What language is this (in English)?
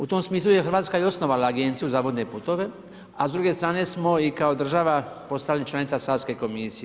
Croatian